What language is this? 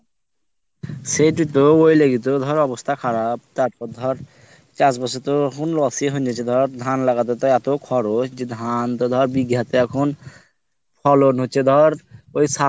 Bangla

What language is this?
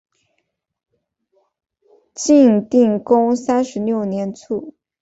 Chinese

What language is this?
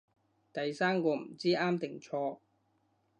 Cantonese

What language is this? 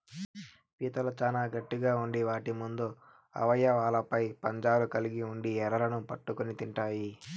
Telugu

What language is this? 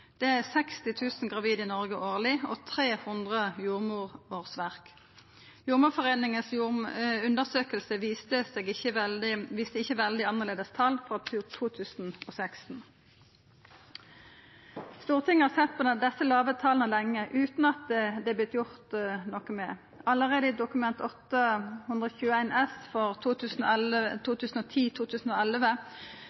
Norwegian Nynorsk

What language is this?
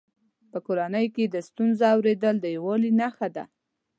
Pashto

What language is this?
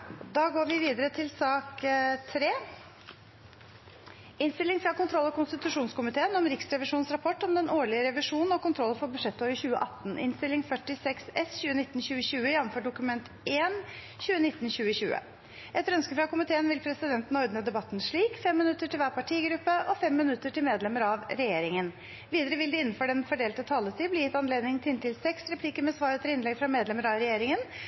Norwegian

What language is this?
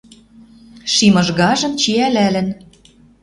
Western Mari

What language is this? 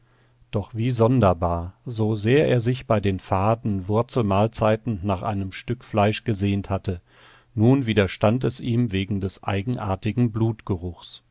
German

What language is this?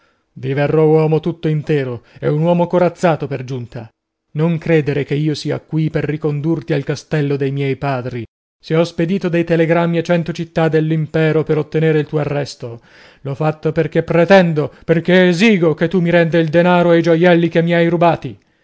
Italian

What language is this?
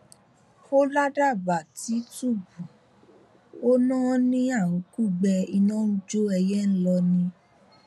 Yoruba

